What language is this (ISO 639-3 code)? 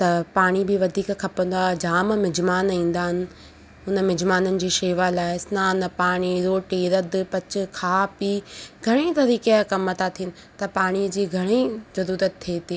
snd